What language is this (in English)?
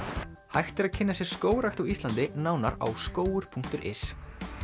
Icelandic